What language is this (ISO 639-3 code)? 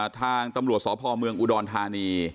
tha